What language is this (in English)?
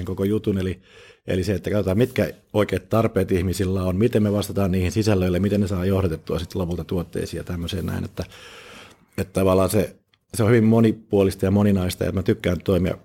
Finnish